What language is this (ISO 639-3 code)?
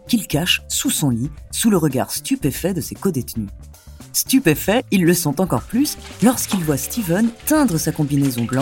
fra